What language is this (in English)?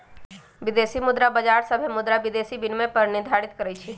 Magahi